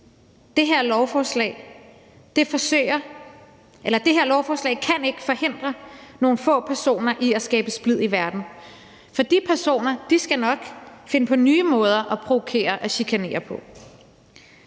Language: Danish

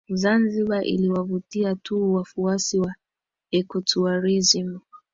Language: Swahili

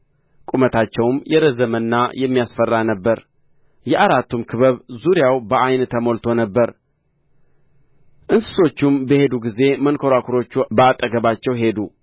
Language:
Amharic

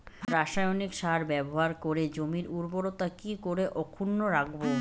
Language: Bangla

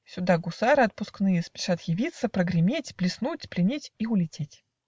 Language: Russian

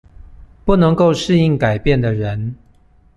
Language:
Chinese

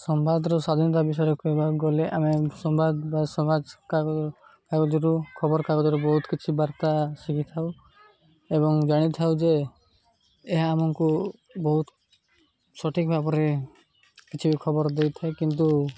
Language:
Odia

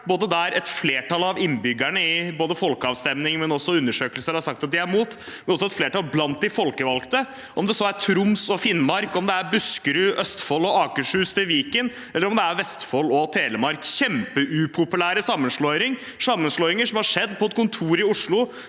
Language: Norwegian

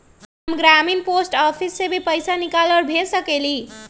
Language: Magahi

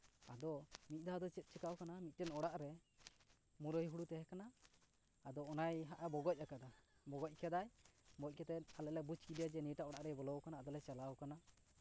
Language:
Santali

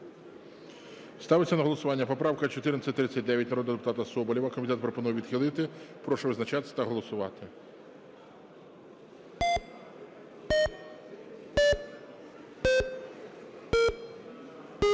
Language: Ukrainian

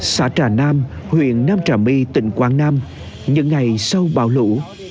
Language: Vietnamese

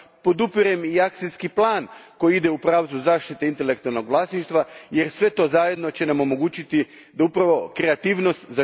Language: Croatian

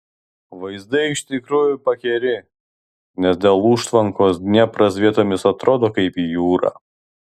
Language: Lithuanian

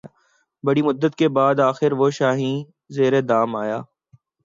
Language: Urdu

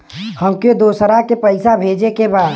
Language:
Bhojpuri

